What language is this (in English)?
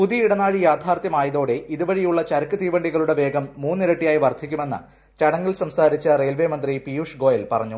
Malayalam